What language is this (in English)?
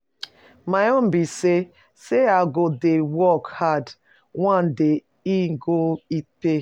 Nigerian Pidgin